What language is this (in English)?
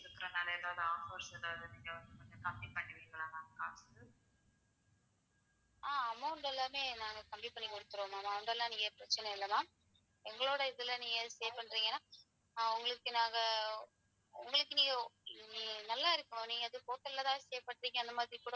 Tamil